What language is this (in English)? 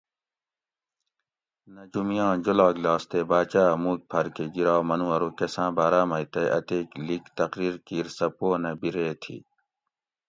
Gawri